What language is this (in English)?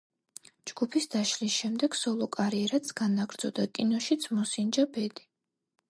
Georgian